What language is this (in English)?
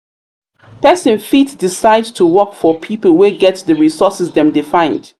Nigerian Pidgin